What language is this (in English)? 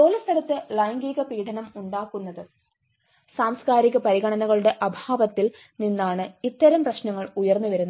Malayalam